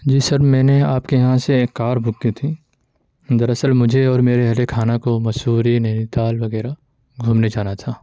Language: Urdu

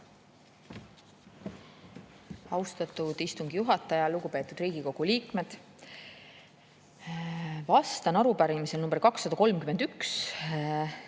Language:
Estonian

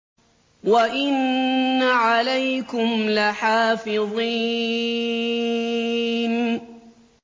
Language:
Arabic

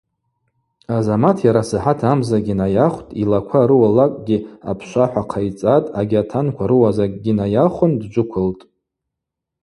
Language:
Abaza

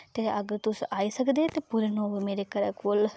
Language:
Dogri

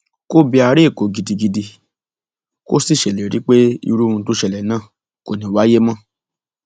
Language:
Yoruba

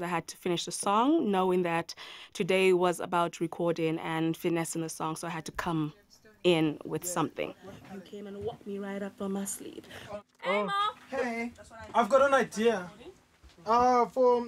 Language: English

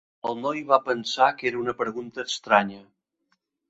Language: Catalan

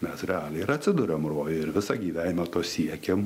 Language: Lithuanian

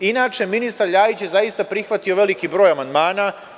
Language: Serbian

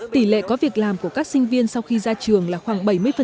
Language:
Vietnamese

